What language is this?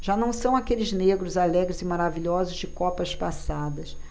Portuguese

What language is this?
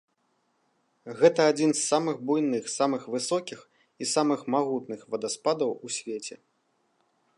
Belarusian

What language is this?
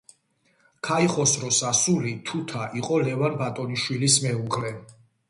Georgian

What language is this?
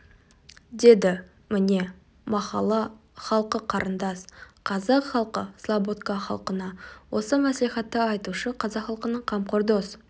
Kazakh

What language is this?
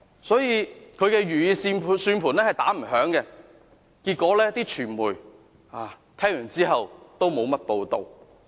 Cantonese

